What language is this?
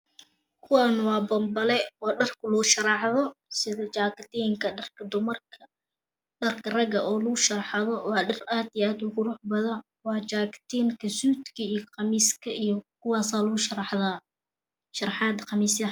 Somali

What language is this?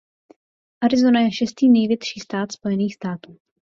Czech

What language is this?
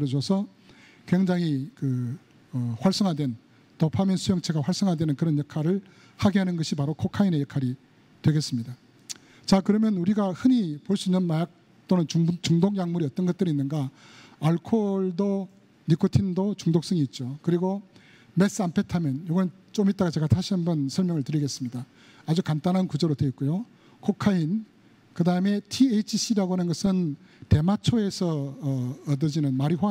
Korean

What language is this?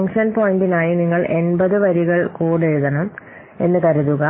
Malayalam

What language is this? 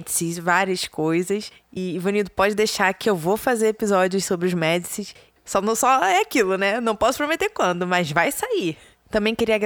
Portuguese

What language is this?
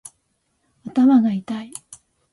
Japanese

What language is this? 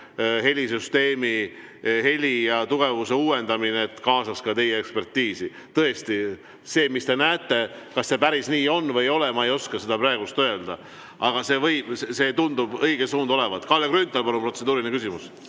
Estonian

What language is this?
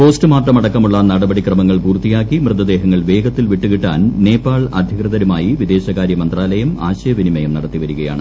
Malayalam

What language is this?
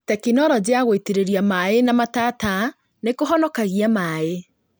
Kikuyu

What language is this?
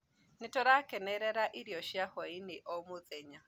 Kikuyu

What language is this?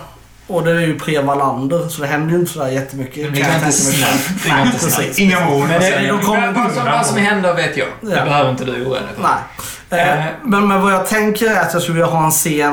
Swedish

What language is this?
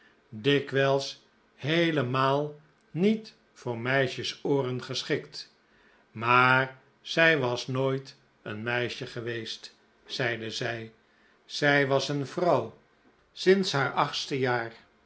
Dutch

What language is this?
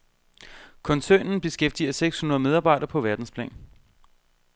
Danish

